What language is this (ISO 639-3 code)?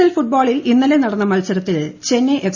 mal